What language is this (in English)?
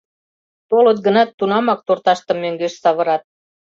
Mari